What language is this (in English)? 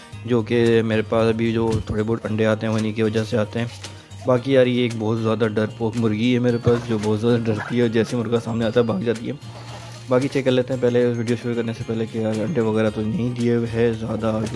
Hindi